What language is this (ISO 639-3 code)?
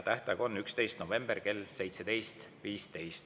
est